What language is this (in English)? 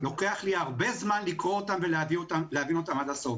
Hebrew